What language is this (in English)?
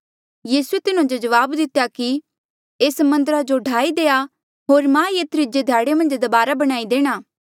Mandeali